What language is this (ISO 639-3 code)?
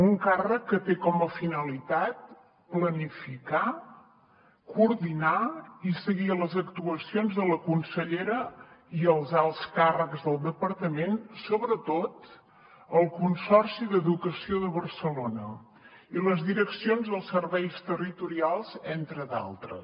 cat